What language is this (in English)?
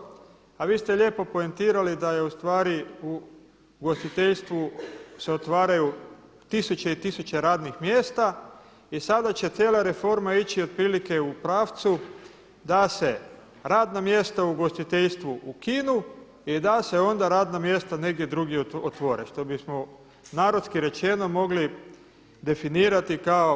Croatian